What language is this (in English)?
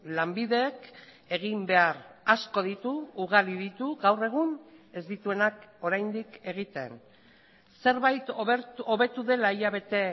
Basque